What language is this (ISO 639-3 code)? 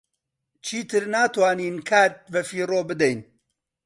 ckb